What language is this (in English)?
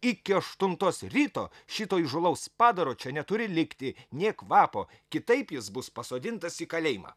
Lithuanian